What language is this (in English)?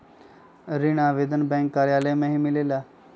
Magahi